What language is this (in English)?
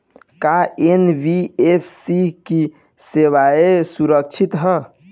Bhojpuri